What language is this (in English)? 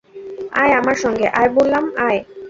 Bangla